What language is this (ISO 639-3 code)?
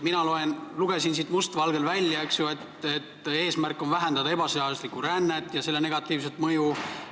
est